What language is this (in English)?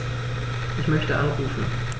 German